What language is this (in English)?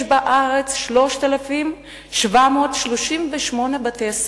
Hebrew